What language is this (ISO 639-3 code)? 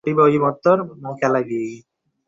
ben